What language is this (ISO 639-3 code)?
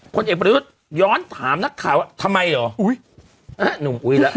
tha